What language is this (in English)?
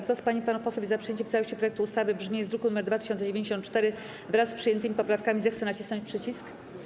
Polish